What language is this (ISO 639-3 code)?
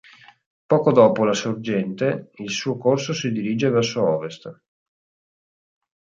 ita